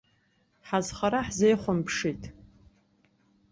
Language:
Abkhazian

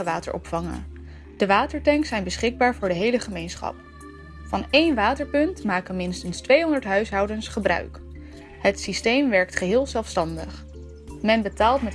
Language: Dutch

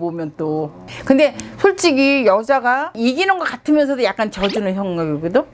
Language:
Korean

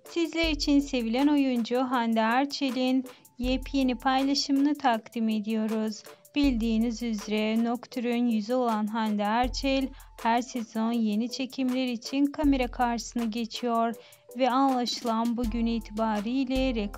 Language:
Turkish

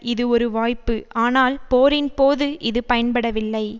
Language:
Tamil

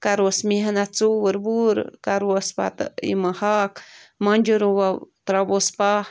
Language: Kashmiri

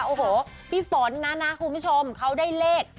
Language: Thai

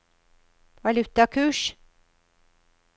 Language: Norwegian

